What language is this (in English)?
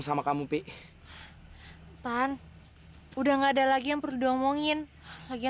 Indonesian